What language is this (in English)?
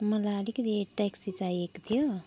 Nepali